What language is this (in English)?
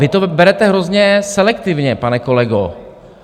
Czech